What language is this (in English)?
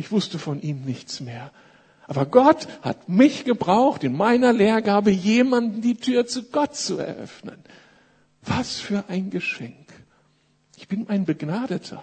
German